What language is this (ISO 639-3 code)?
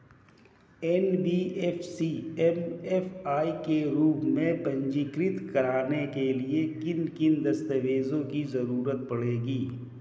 hin